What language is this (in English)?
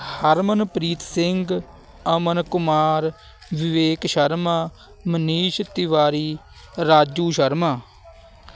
Punjabi